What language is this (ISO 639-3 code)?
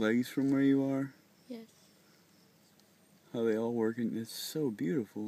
eng